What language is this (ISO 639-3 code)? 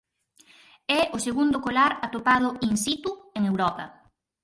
glg